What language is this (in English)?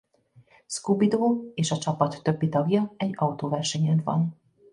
Hungarian